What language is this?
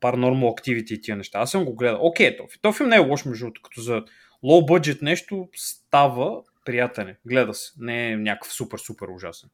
Bulgarian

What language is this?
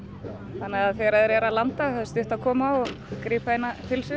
Icelandic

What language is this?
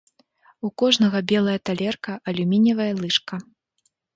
Belarusian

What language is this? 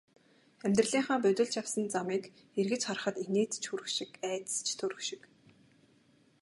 Mongolian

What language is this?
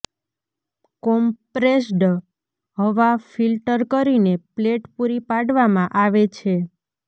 Gujarati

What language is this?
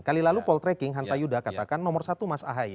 Indonesian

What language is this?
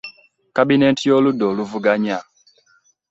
Ganda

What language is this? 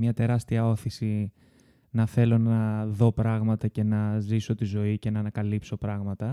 Greek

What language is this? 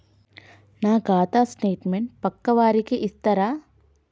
Telugu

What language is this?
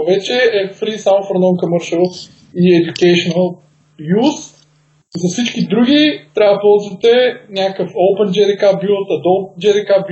Bulgarian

